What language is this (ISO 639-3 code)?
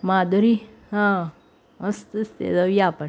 mar